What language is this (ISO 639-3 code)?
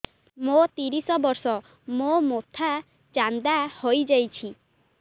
ori